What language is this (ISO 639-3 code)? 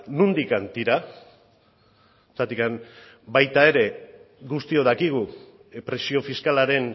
eus